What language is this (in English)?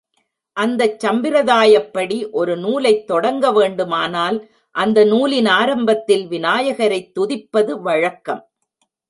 Tamil